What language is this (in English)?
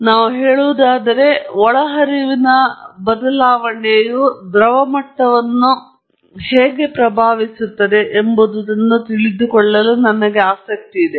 Kannada